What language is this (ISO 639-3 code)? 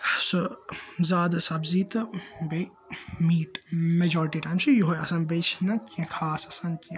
kas